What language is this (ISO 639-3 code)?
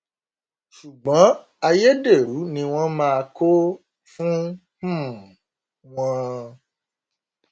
yor